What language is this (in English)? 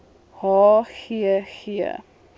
Afrikaans